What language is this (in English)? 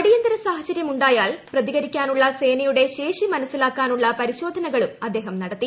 Malayalam